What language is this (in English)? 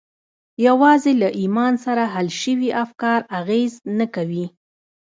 Pashto